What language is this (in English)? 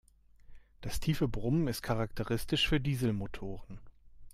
German